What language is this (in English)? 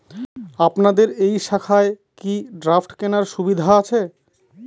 Bangla